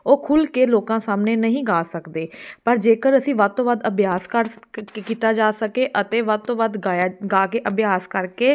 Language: Punjabi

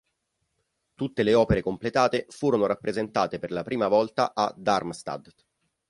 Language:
Italian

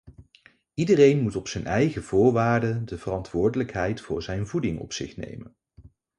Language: Dutch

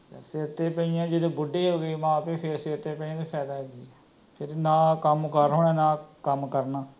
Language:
Punjabi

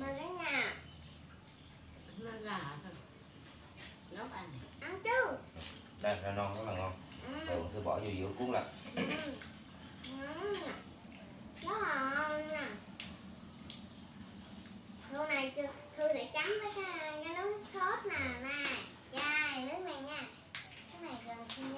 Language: Vietnamese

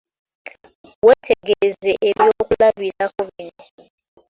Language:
Ganda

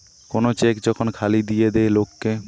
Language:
Bangla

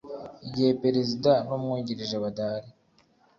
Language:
Kinyarwanda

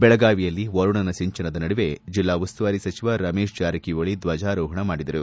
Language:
Kannada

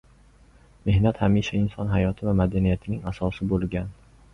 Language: Uzbek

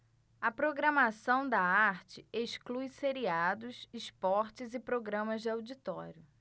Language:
Portuguese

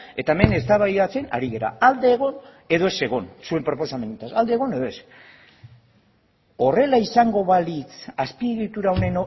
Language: Basque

